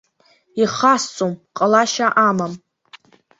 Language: Abkhazian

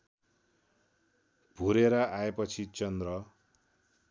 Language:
Nepali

